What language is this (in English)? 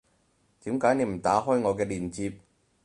Cantonese